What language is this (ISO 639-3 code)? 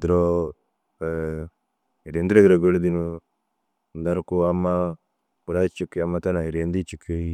dzg